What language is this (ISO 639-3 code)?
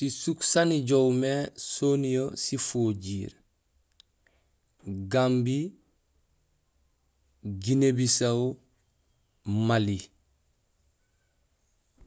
gsl